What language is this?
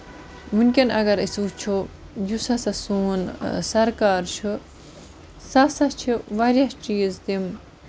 Kashmiri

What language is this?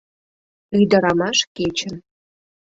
Mari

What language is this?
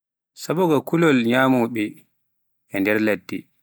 Pular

